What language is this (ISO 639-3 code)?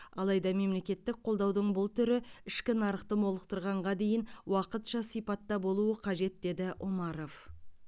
kaz